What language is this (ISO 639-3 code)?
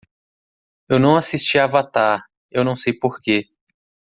por